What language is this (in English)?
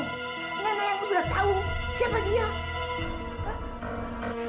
Indonesian